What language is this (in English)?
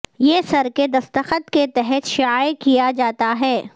Urdu